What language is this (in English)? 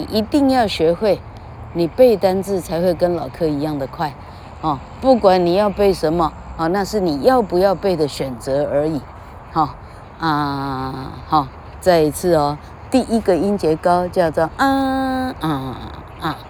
Chinese